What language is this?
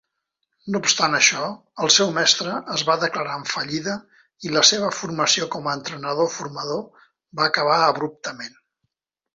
Catalan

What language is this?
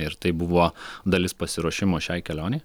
Lithuanian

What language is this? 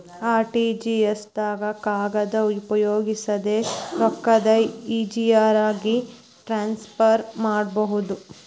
Kannada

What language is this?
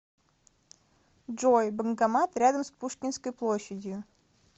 Russian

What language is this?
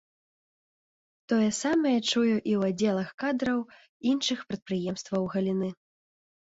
Belarusian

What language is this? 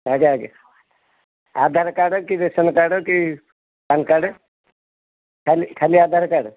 Odia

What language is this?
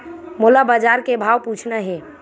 Chhattisgarhi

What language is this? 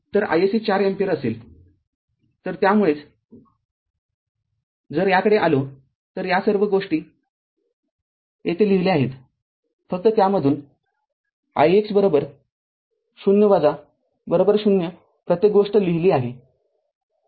Marathi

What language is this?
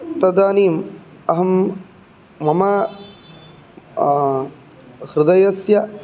Sanskrit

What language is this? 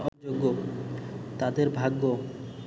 Bangla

